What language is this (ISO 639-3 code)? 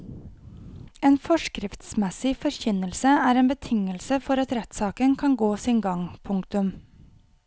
nor